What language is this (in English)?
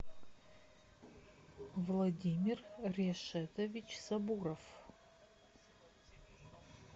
Russian